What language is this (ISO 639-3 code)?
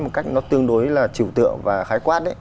vie